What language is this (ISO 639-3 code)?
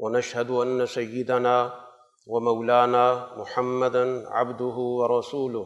urd